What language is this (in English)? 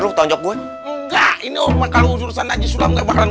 Indonesian